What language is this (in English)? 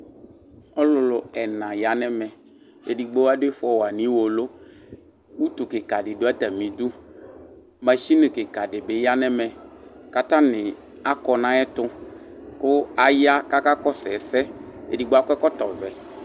Ikposo